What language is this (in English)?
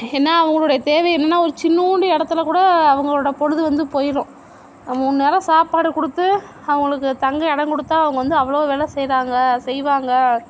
Tamil